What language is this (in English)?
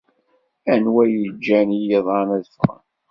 Kabyle